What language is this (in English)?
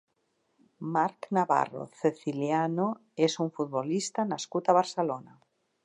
Catalan